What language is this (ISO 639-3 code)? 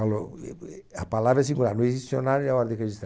por